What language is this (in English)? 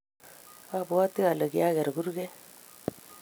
Kalenjin